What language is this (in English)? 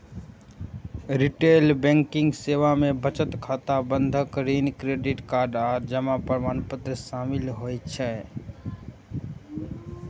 Maithili